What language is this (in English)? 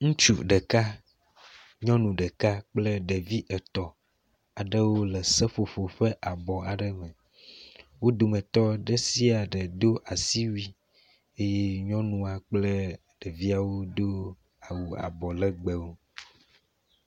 Ewe